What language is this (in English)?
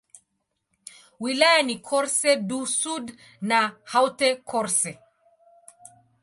Swahili